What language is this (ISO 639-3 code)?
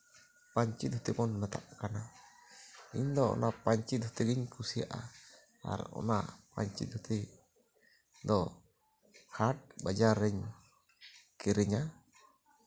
sat